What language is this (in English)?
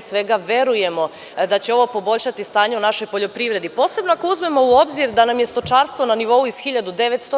Serbian